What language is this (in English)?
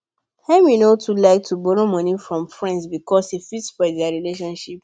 Nigerian Pidgin